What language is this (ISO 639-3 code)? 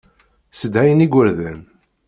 kab